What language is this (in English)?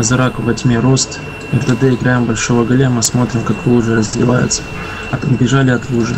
Russian